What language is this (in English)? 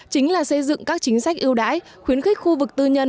Vietnamese